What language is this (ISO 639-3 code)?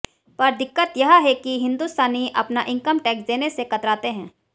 hin